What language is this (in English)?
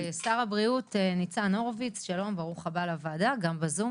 Hebrew